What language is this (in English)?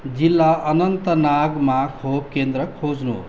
Nepali